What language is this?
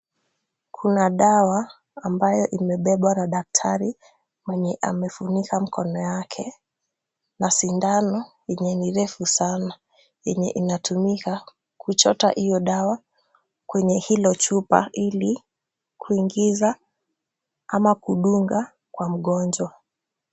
Swahili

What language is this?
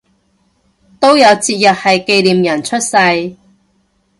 Cantonese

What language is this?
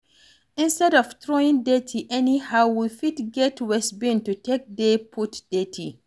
Nigerian Pidgin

